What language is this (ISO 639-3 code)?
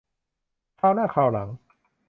tha